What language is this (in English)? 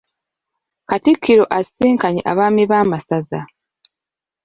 Ganda